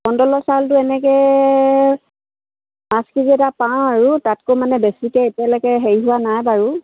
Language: Assamese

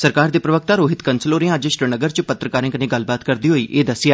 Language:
Dogri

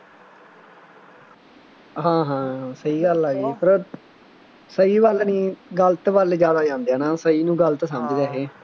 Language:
Punjabi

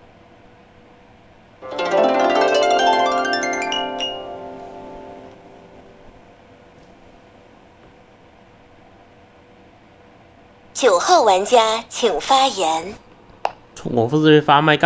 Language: Chinese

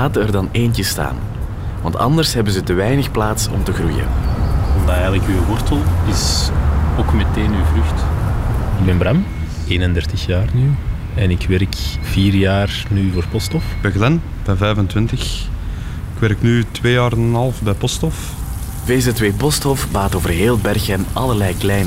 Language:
Dutch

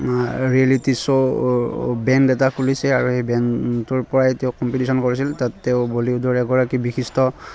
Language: Assamese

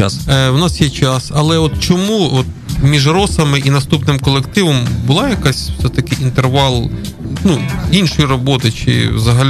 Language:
Ukrainian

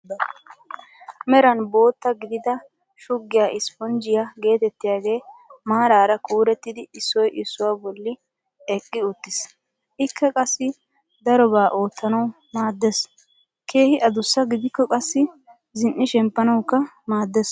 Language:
Wolaytta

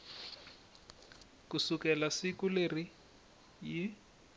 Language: Tsonga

